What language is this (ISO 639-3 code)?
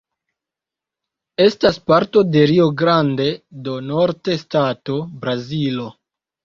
epo